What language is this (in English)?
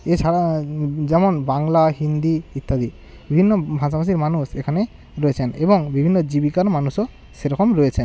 Bangla